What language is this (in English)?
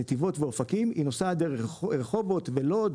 Hebrew